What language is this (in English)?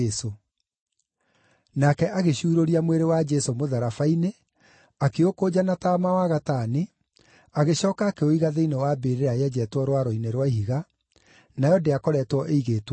Kikuyu